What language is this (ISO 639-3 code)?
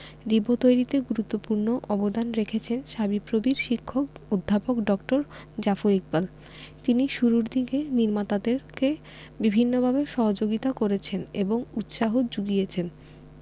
ben